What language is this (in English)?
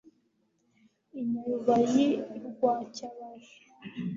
Kinyarwanda